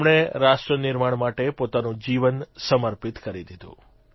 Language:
Gujarati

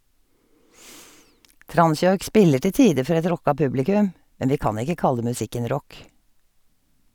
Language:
Norwegian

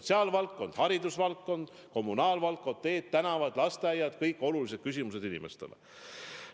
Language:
Estonian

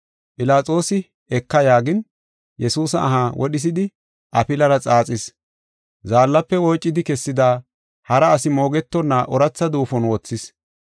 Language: Gofa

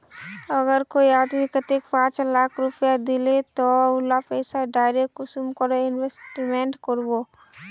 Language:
Magahi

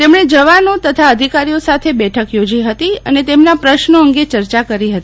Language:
Gujarati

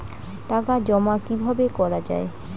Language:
Bangla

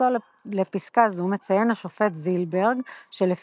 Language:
Hebrew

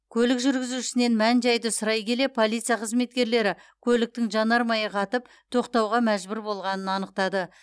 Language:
Kazakh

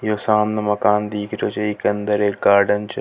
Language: Rajasthani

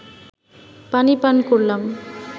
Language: Bangla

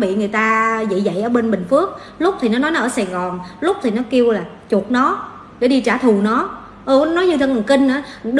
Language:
Vietnamese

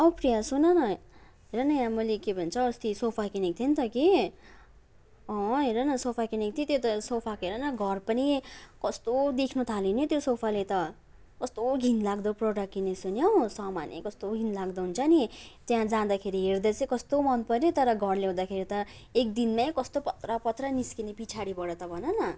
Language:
Nepali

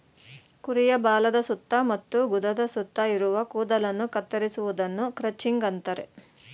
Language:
Kannada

